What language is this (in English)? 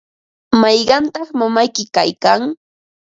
Ambo-Pasco Quechua